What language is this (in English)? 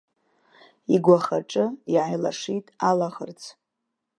Abkhazian